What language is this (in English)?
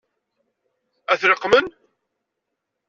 Kabyle